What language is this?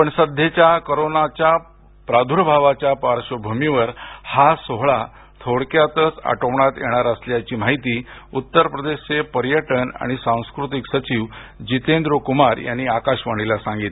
Marathi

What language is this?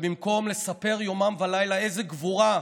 Hebrew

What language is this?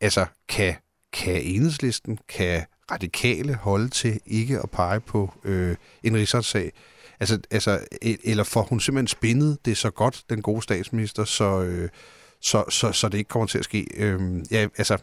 Danish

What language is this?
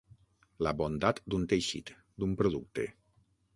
Catalan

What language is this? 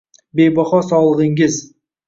Uzbek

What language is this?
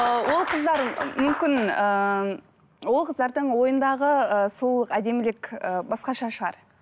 Kazakh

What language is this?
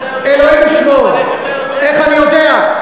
Hebrew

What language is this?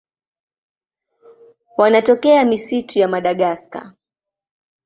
Swahili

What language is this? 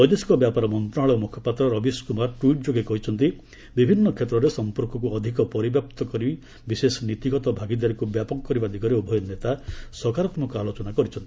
Odia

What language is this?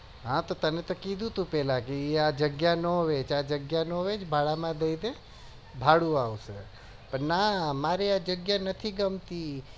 Gujarati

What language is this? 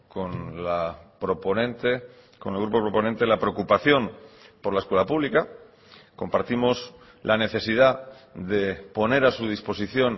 Spanish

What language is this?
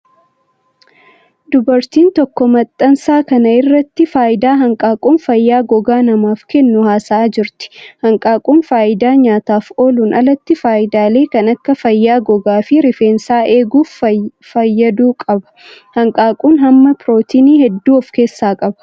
Oromo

